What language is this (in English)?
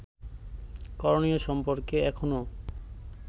Bangla